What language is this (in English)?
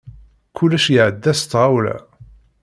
Kabyle